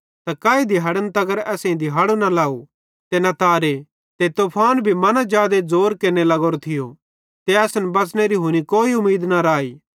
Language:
Bhadrawahi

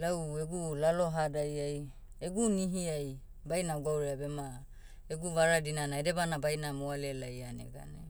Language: Motu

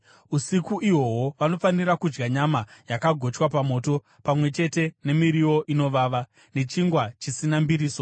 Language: Shona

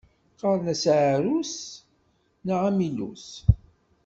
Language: Kabyle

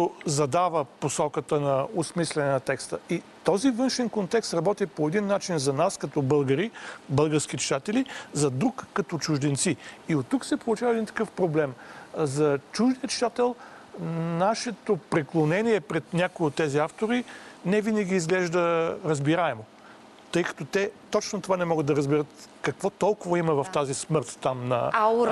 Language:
Bulgarian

